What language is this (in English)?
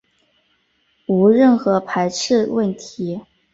Chinese